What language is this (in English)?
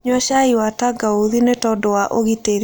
Kikuyu